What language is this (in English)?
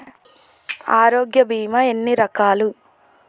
Telugu